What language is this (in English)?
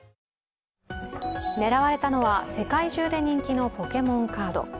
Japanese